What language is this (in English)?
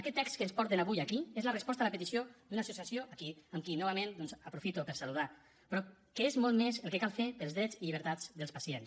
Catalan